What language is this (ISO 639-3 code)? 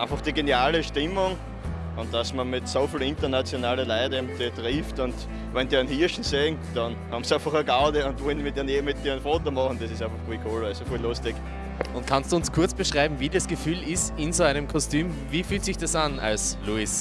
deu